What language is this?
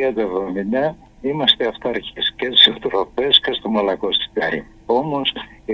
Greek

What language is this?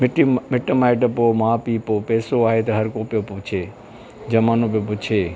Sindhi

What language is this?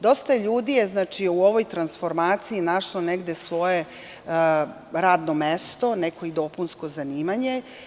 Serbian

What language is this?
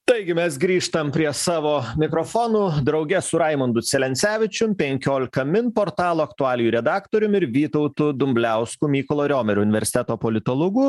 Lithuanian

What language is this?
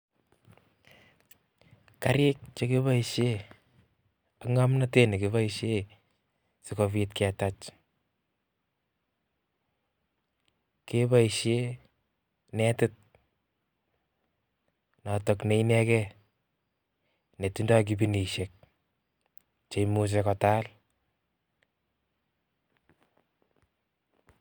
Kalenjin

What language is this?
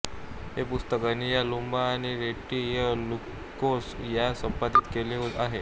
Marathi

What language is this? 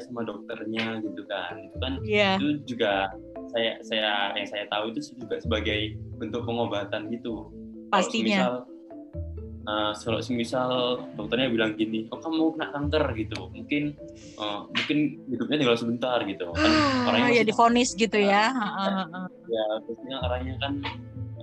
Indonesian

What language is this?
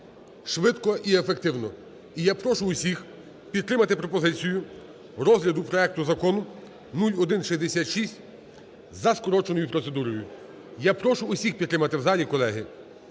Ukrainian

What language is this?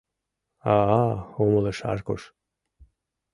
Mari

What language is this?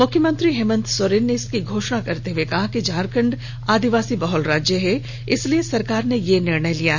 Hindi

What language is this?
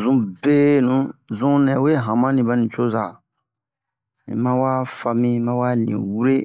Bomu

